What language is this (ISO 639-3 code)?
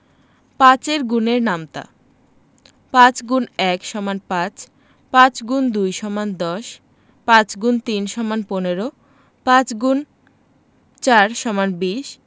ben